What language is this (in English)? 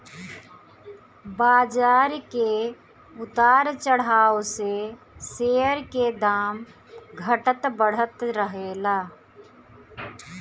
Bhojpuri